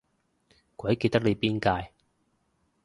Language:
Cantonese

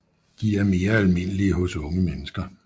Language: Danish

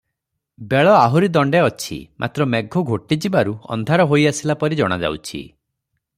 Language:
Odia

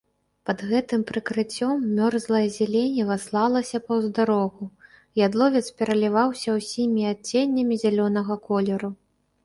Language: Belarusian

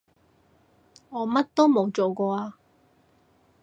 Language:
Cantonese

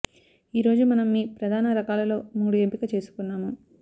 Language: Telugu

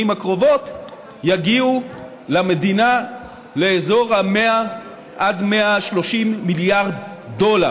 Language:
Hebrew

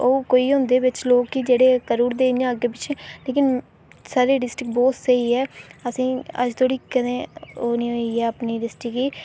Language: Dogri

